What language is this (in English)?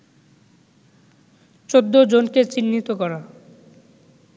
Bangla